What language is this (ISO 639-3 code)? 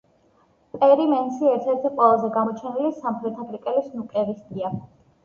kat